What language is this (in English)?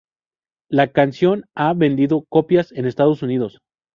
Spanish